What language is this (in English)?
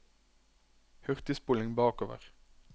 Norwegian